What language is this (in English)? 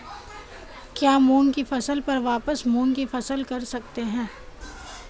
Hindi